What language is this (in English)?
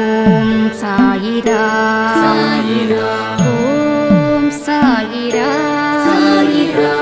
Thai